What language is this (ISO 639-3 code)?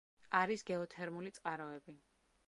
kat